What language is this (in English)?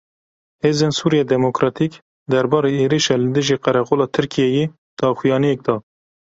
Kurdish